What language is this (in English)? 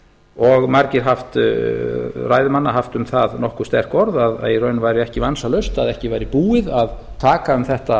Icelandic